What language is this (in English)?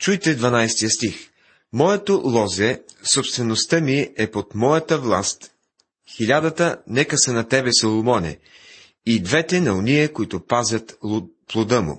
Bulgarian